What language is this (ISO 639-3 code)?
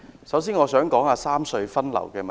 yue